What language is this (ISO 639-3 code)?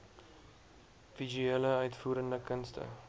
afr